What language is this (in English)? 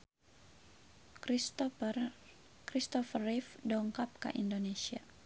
Sundanese